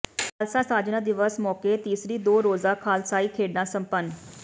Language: Punjabi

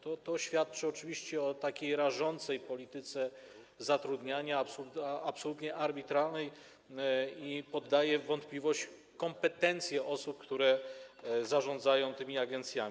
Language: Polish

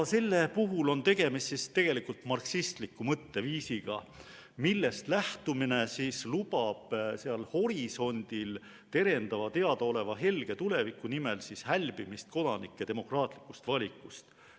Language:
Estonian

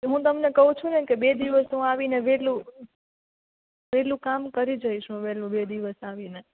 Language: Gujarati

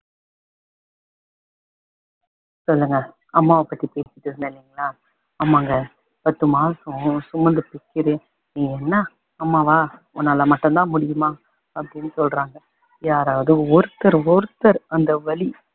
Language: Tamil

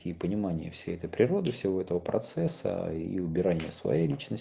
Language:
Russian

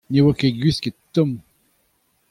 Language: Breton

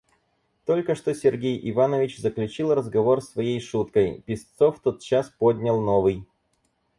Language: Russian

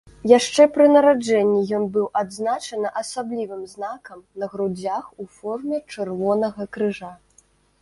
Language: Belarusian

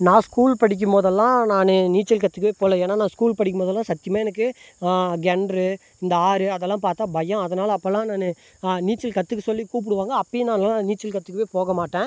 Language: Tamil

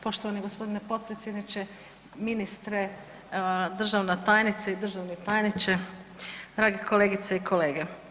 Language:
Croatian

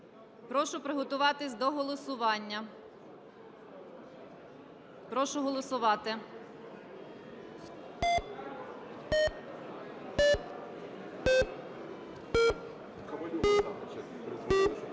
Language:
Ukrainian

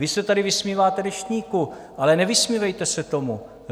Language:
Czech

